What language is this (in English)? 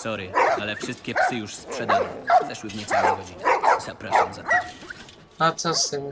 Polish